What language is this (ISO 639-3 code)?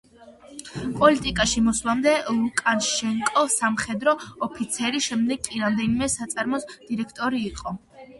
kat